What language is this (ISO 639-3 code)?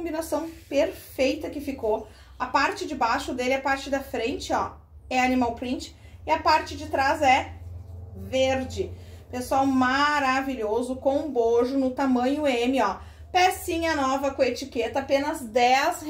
por